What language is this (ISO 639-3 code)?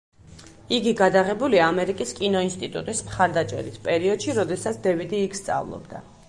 kat